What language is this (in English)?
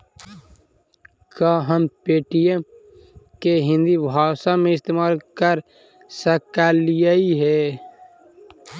Magahi